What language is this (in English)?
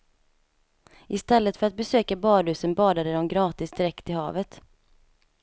Swedish